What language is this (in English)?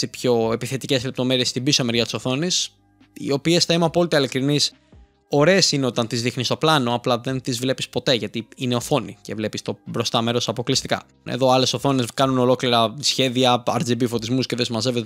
Greek